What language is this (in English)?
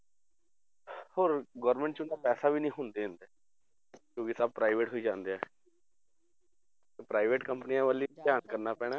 Punjabi